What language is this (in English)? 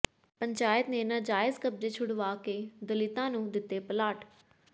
Punjabi